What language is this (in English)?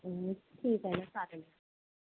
Marathi